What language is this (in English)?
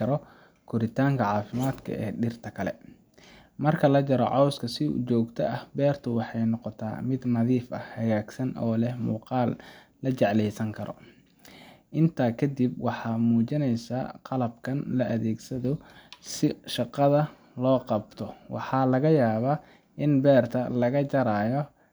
Somali